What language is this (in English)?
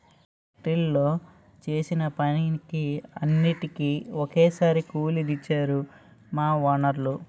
Telugu